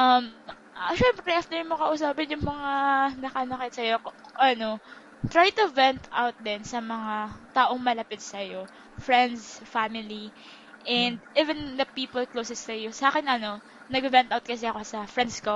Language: Filipino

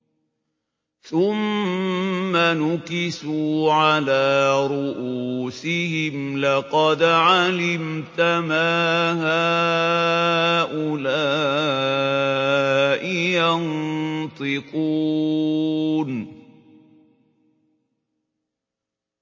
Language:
Arabic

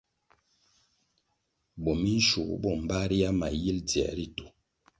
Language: Kwasio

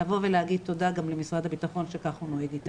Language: Hebrew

